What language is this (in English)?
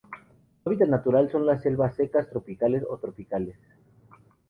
Spanish